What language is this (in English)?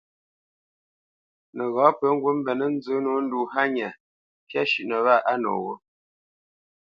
Bamenyam